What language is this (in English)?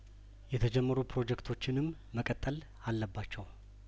Amharic